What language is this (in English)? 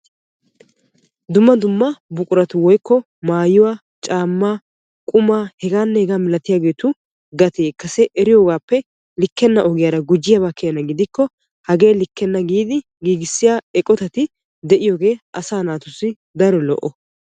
Wolaytta